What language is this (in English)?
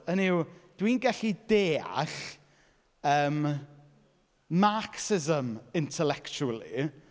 Welsh